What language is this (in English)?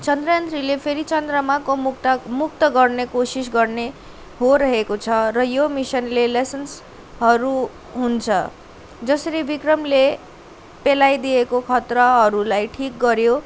Nepali